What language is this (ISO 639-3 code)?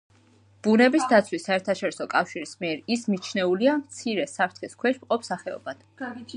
kat